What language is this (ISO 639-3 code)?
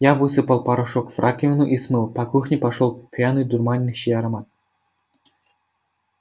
rus